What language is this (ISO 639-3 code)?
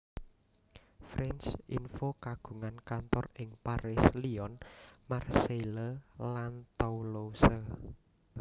jav